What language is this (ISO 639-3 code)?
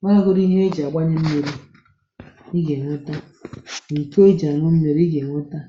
ibo